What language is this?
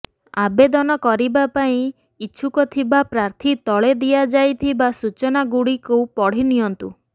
Odia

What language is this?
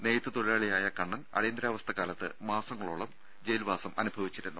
Malayalam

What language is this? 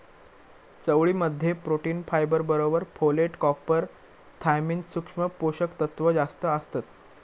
Marathi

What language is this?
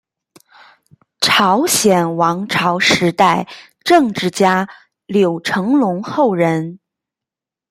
Chinese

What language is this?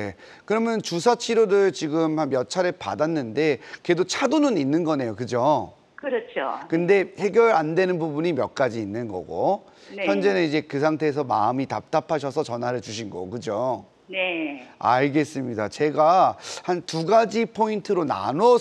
Korean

